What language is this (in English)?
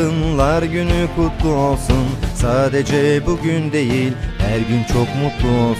Turkish